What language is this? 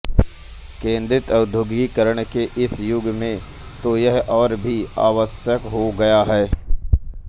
Hindi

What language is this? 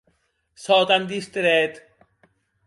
Occitan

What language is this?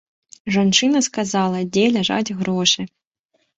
Belarusian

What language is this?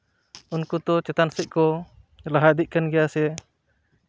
Santali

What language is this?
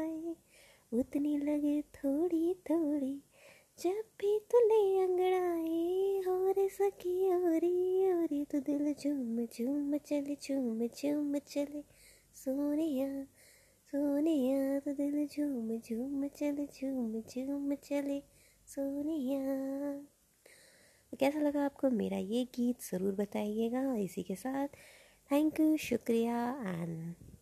Hindi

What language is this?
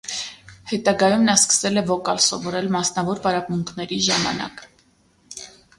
Armenian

